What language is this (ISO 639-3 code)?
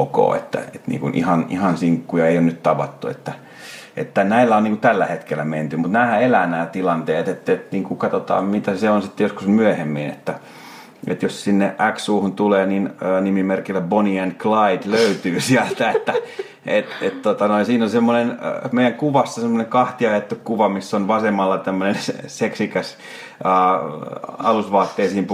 fin